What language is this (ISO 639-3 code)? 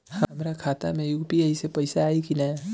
bho